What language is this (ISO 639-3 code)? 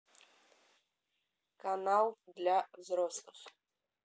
rus